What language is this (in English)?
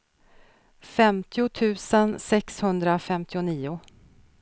Swedish